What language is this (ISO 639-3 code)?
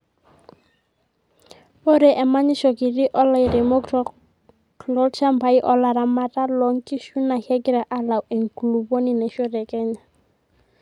mas